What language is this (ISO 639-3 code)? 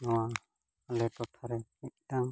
sat